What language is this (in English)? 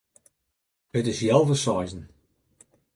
Western Frisian